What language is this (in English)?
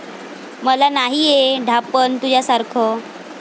Marathi